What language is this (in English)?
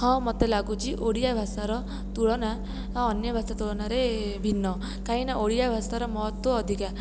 Odia